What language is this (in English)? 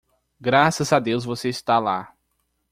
Portuguese